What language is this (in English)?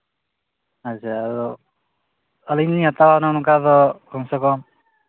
Santali